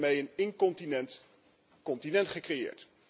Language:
Dutch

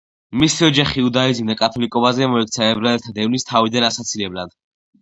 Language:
Georgian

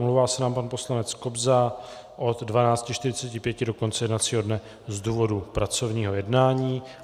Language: Czech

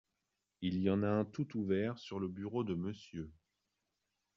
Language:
French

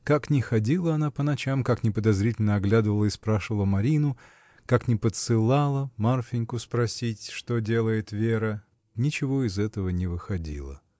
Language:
Russian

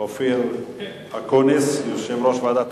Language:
Hebrew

